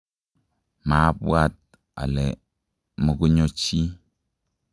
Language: Kalenjin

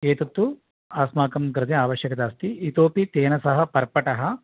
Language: Sanskrit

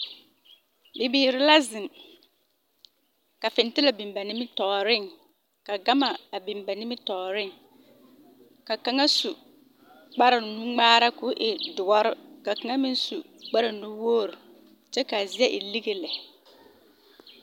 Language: Southern Dagaare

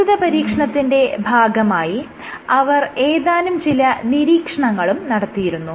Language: Malayalam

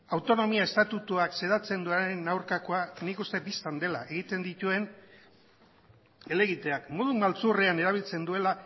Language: Basque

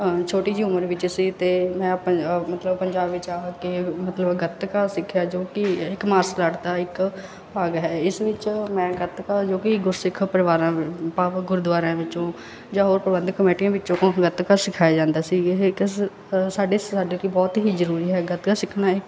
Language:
Punjabi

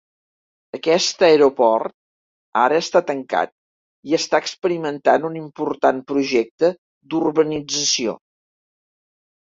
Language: Catalan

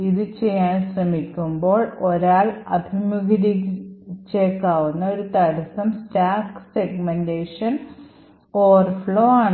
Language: Malayalam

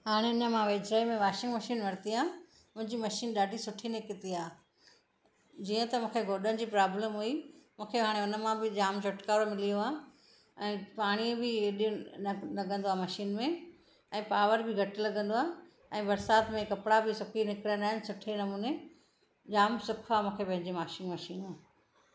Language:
Sindhi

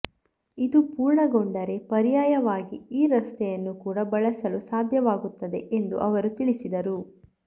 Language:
Kannada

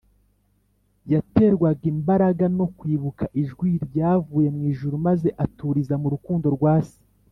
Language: Kinyarwanda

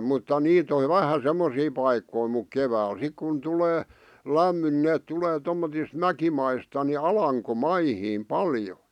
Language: Finnish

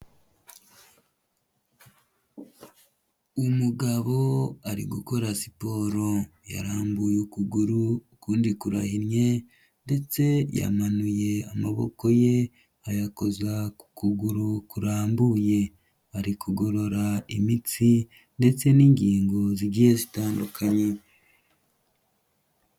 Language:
Kinyarwanda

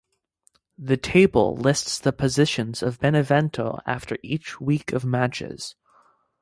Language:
English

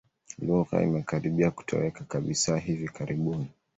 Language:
Swahili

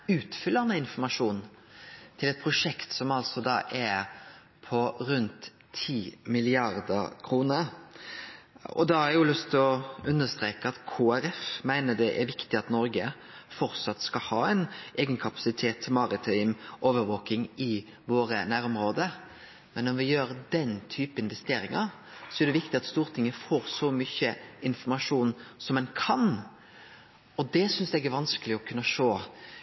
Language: Norwegian Nynorsk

